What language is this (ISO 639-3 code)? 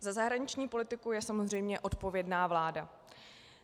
ces